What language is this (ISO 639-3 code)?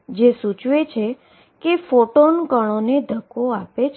guj